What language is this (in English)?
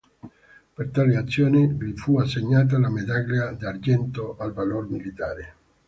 Italian